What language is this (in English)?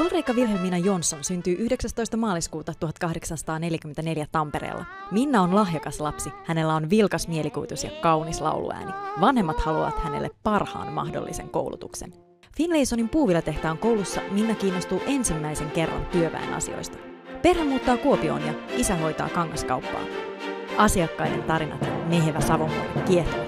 Finnish